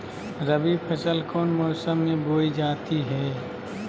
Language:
Magahi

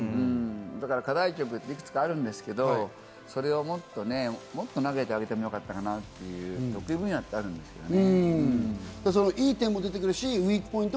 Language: Japanese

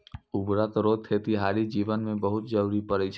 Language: Maithili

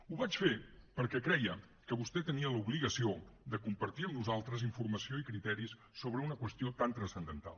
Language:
Catalan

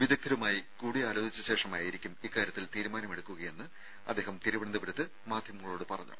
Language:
Malayalam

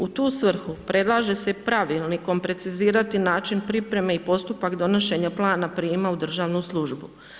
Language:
Croatian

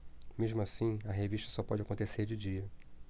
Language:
Portuguese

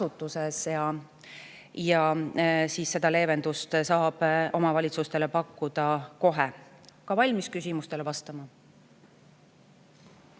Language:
Estonian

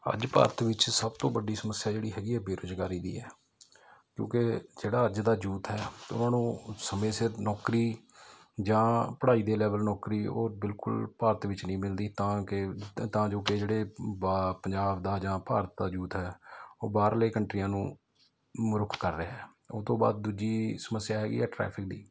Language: Punjabi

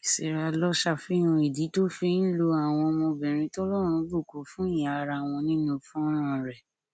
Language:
Yoruba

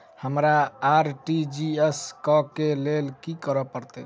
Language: Maithili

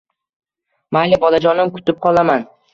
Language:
Uzbek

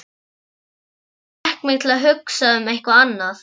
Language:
Icelandic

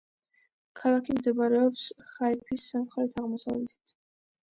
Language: Georgian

